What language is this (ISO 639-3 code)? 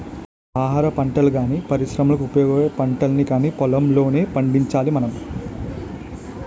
tel